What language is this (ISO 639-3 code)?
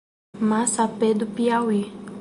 por